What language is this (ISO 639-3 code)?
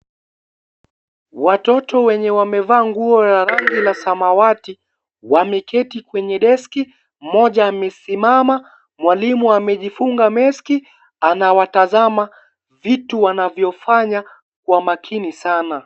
swa